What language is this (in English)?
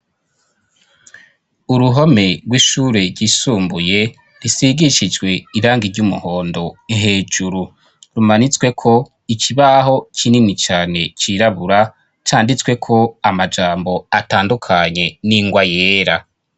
Rundi